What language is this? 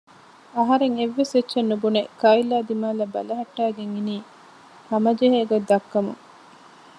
Divehi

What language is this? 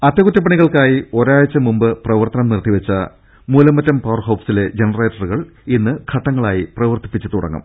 Malayalam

